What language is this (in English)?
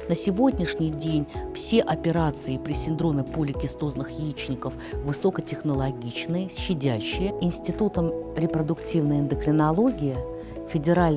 Russian